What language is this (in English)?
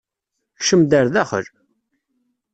Kabyle